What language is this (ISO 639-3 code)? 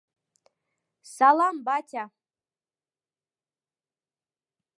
chm